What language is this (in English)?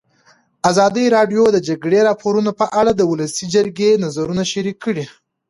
Pashto